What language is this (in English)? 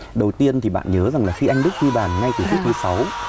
Vietnamese